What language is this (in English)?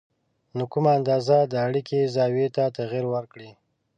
Pashto